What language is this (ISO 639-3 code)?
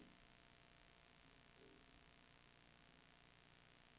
dan